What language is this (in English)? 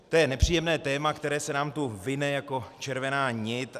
Czech